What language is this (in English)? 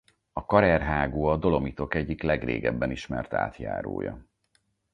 Hungarian